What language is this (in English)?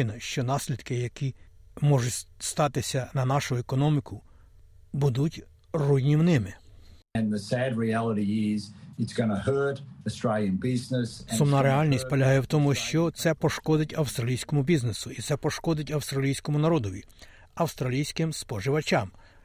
Ukrainian